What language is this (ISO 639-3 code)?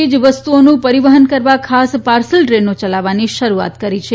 guj